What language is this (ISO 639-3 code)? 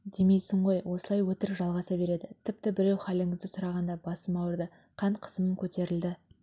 kaz